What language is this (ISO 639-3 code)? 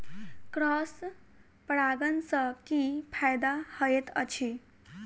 mai